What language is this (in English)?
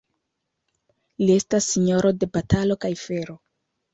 Esperanto